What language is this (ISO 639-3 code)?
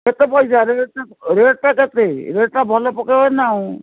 ori